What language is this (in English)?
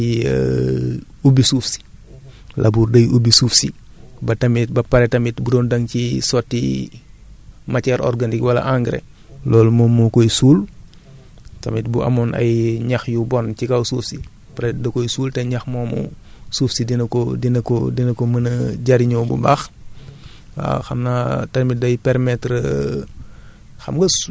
Wolof